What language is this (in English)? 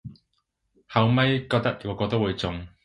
Cantonese